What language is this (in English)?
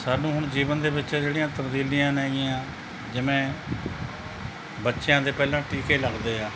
Punjabi